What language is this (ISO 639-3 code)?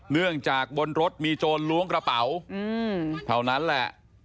tha